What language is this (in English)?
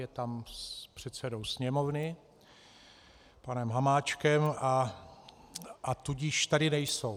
Czech